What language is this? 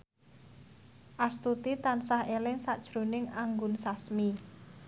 Javanese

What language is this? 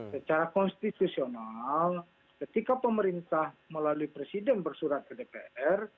Indonesian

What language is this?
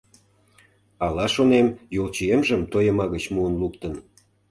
Mari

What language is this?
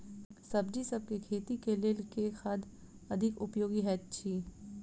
Maithili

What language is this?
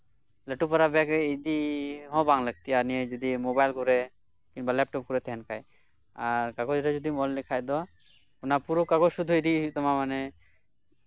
Santali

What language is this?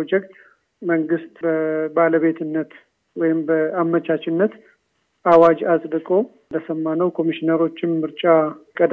Amharic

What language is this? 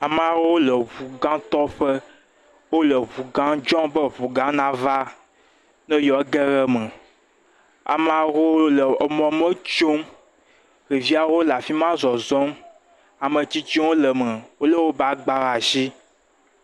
Ewe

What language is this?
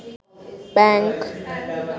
Bangla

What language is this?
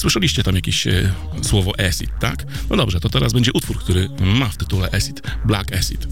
Polish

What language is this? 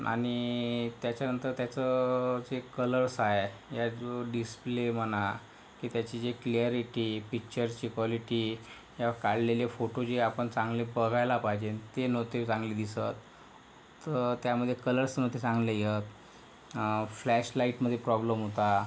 Marathi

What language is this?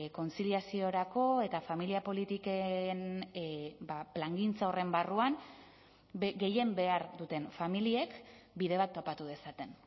Basque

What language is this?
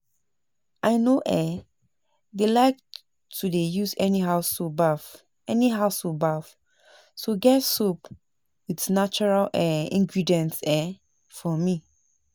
Nigerian Pidgin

